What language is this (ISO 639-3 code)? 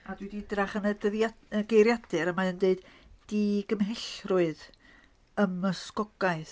cym